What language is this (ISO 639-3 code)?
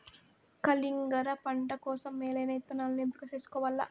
tel